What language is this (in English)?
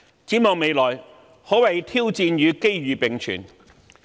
Cantonese